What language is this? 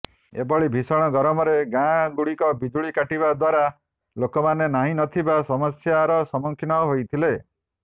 Odia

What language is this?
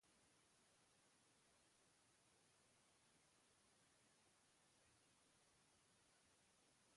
Basque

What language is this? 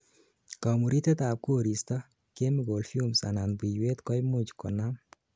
Kalenjin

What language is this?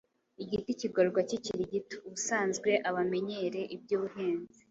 Kinyarwanda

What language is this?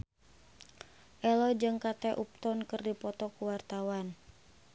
Sundanese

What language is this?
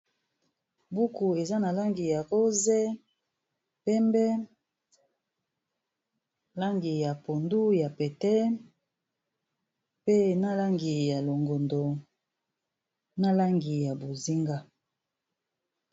Lingala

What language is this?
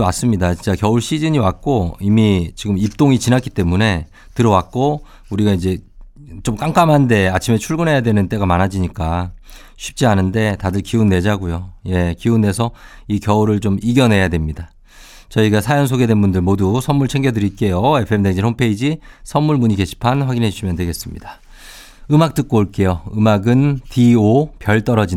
Korean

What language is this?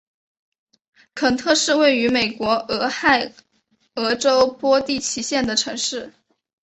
Chinese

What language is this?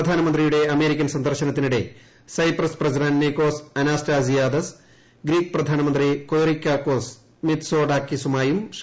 Malayalam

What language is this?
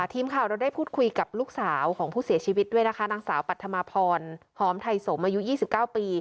Thai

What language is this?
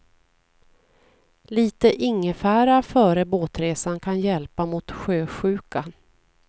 Swedish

